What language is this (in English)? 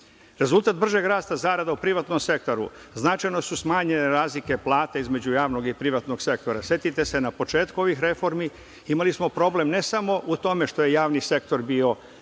Serbian